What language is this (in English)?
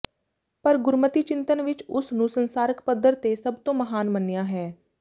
Punjabi